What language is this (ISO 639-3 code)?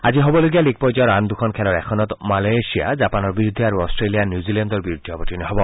asm